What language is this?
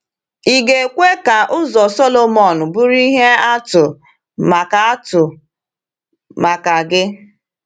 Igbo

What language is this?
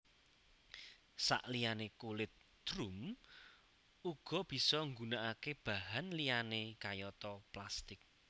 Javanese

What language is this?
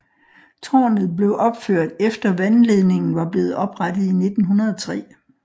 Danish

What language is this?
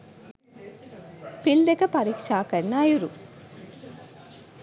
Sinhala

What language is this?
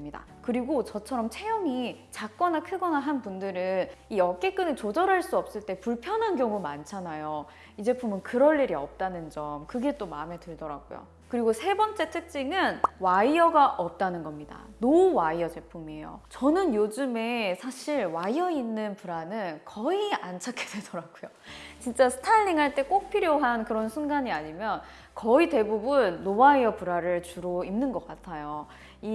Korean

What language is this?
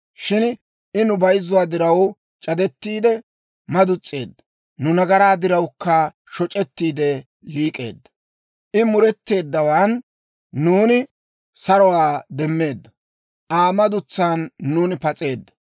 Dawro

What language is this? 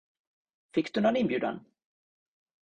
Swedish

